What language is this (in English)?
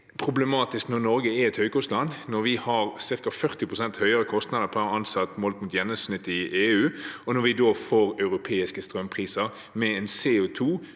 Norwegian